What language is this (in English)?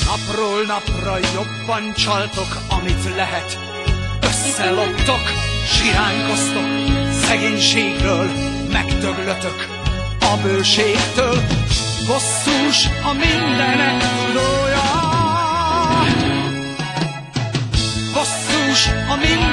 Hungarian